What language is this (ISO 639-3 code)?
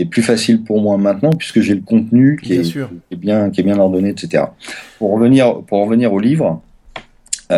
fra